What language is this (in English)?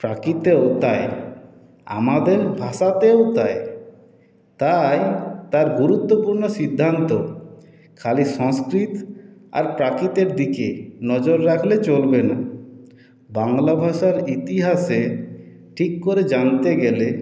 Bangla